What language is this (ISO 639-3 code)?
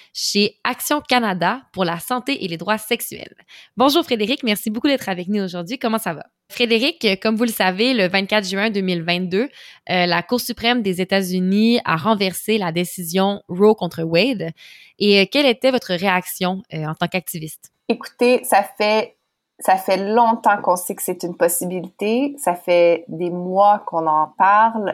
fra